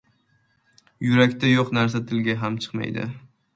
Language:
Uzbek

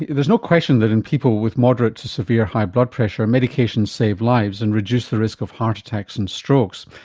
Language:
English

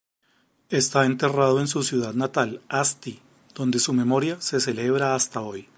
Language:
Spanish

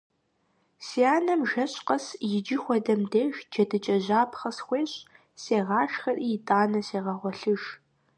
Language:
Kabardian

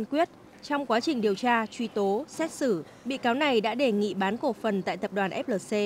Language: Vietnamese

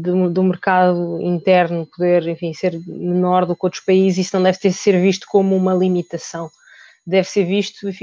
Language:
Portuguese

